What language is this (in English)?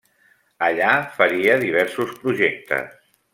Catalan